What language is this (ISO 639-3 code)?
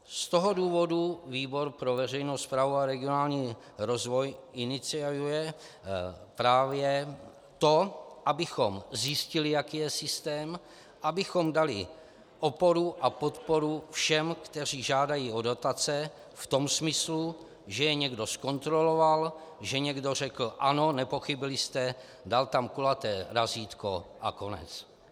ces